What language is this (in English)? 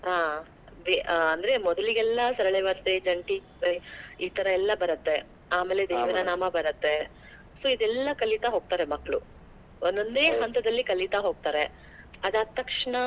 Kannada